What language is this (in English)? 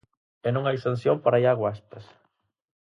Galician